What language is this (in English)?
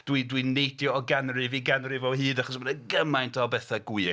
Welsh